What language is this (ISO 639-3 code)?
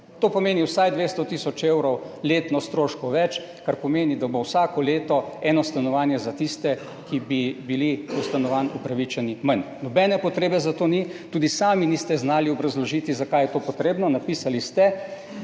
slv